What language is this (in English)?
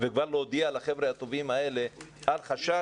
Hebrew